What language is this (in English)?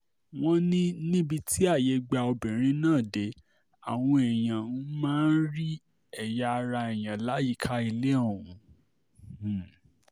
Yoruba